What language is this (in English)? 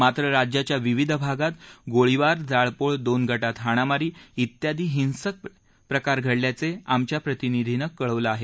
Marathi